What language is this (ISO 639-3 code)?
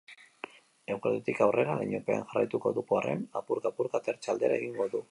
eus